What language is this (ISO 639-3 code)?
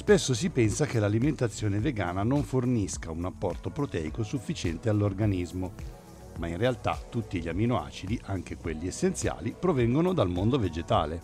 ita